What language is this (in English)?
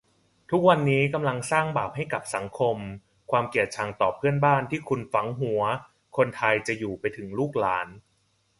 Thai